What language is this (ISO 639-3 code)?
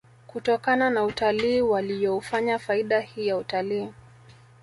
swa